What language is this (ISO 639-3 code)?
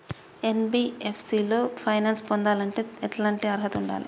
tel